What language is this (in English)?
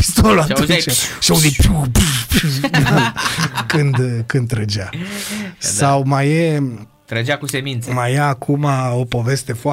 Romanian